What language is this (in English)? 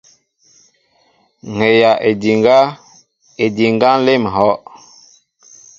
Mbo (Cameroon)